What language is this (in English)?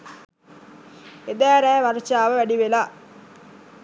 Sinhala